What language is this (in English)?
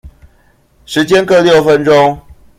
Chinese